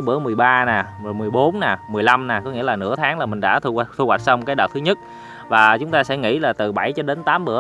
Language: Vietnamese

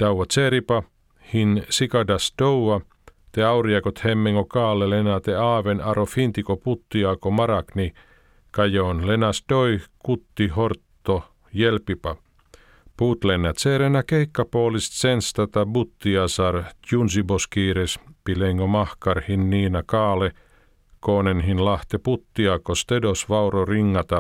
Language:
Finnish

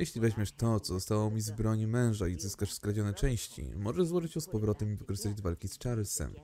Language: Polish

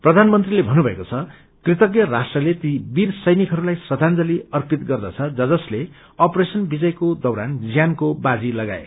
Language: Nepali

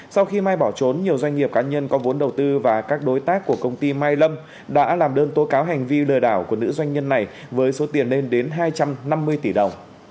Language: Vietnamese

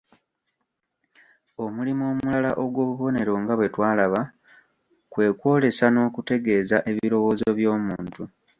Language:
Ganda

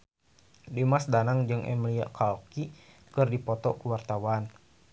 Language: Sundanese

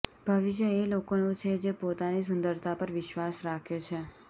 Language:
Gujarati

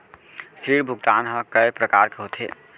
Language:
Chhattisgarhi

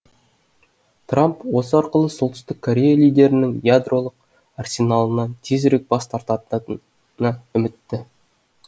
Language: Kazakh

